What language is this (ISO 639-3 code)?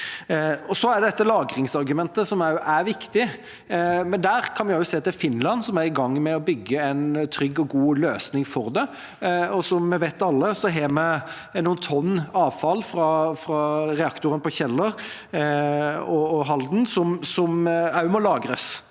nor